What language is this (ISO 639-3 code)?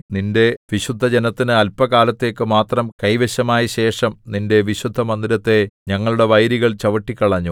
mal